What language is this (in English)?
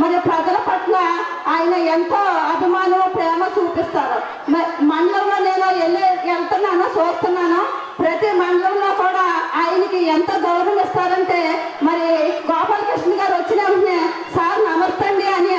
Indonesian